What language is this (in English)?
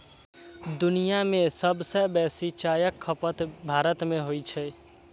Maithili